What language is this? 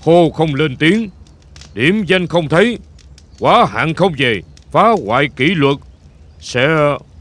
Vietnamese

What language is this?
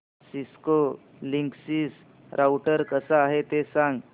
Marathi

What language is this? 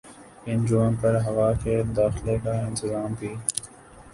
Urdu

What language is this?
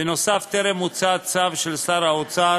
Hebrew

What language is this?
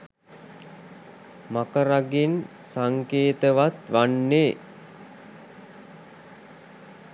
Sinhala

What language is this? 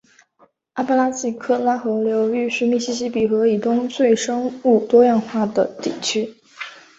Chinese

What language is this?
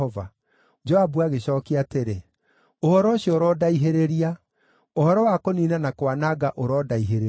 Kikuyu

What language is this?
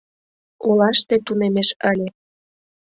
Mari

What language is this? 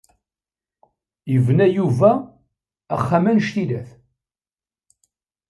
Kabyle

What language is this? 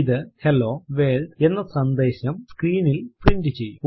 Malayalam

